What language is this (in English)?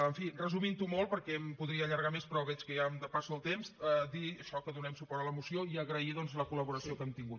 Catalan